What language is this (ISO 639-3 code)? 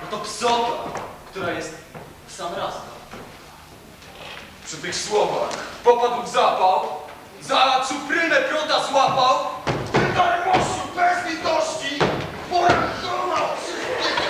pol